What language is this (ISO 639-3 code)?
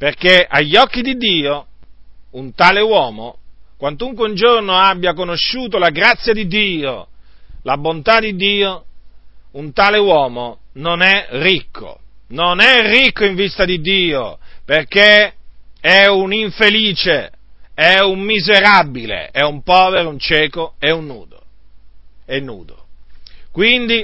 ita